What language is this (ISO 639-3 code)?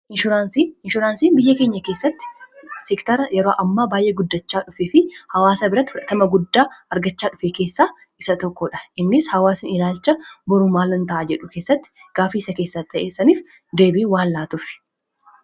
orm